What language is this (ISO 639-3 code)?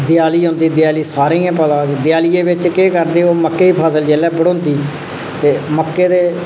doi